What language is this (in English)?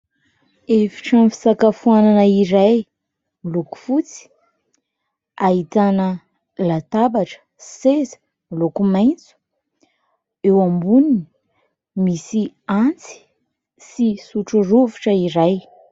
Malagasy